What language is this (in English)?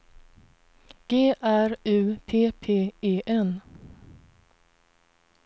Swedish